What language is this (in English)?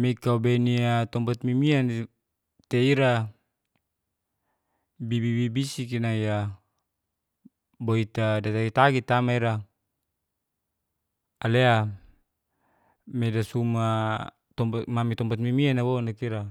Geser-Gorom